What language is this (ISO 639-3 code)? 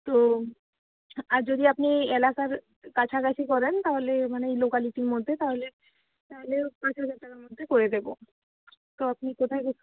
ben